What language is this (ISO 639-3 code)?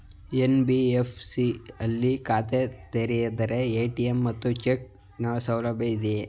kan